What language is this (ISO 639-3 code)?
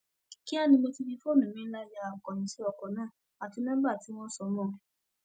yor